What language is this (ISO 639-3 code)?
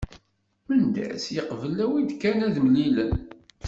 kab